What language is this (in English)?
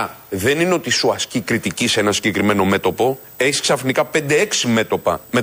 Greek